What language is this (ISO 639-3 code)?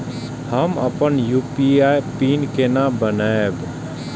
mai